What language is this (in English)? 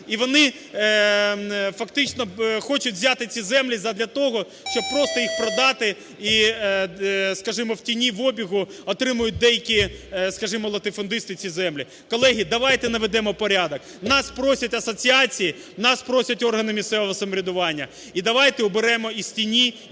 Ukrainian